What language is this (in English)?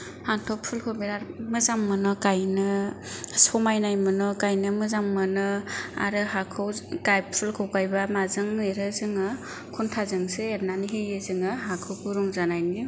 Bodo